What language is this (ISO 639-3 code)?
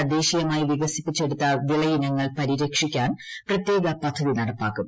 mal